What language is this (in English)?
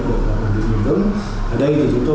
Vietnamese